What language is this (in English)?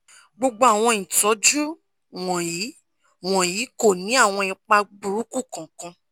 Yoruba